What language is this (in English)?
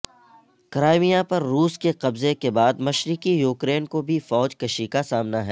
Urdu